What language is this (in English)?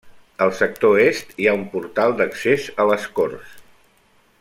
Catalan